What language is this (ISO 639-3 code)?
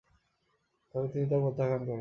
ben